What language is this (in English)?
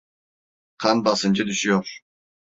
Turkish